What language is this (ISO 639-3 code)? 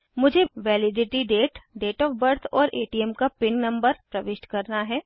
hin